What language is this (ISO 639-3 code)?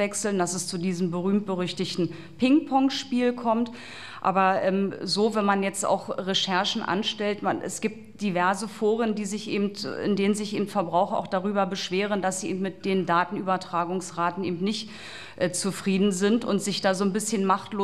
deu